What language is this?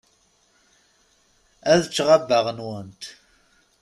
Kabyle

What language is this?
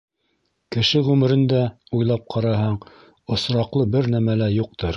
Bashkir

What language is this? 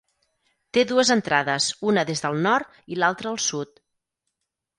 Catalan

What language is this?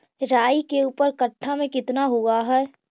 Magahi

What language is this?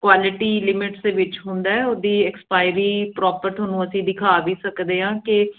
Punjabi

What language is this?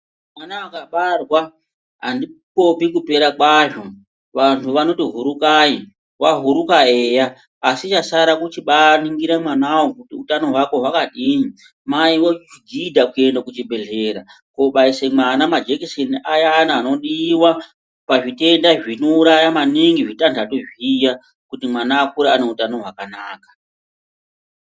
Ndau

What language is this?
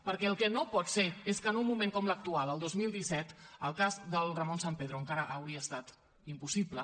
Catalan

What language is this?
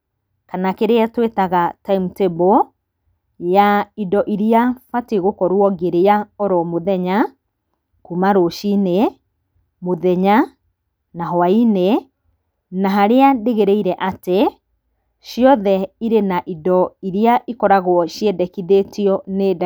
Kikuyu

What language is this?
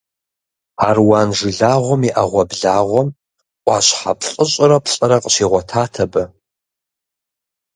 Kabardian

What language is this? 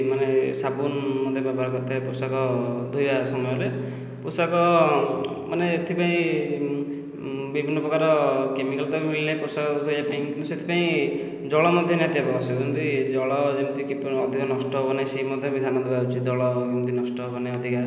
Odia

